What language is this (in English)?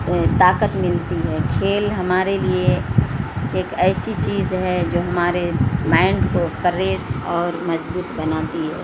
Urdu